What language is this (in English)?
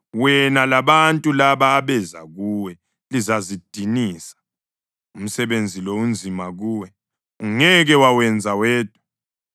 North Ndebele